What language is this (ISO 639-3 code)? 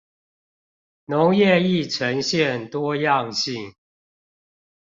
zho